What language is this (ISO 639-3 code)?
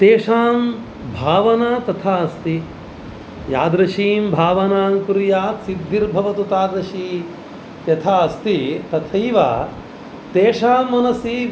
san